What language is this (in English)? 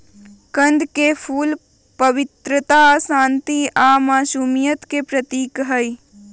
Magahi